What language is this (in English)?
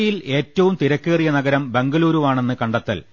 Malayalam